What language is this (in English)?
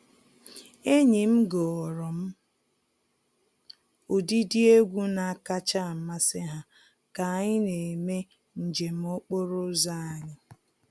Igbo